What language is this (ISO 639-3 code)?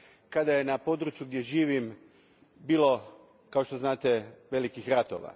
hrv